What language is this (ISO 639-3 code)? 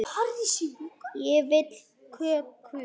isl